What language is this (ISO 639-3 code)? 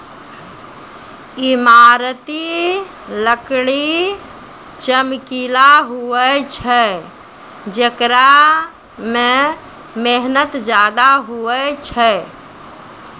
mai